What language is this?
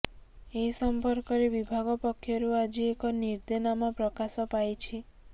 Odia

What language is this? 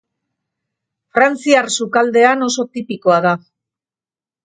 Basque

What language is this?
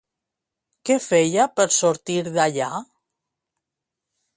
Catalan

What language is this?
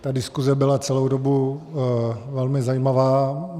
Czech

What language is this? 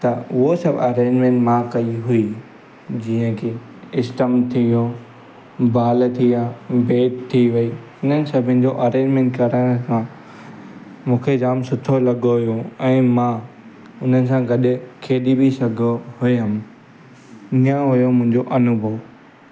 Sindhi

